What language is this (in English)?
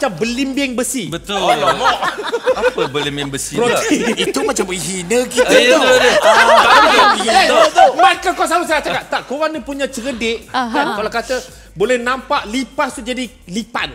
Malay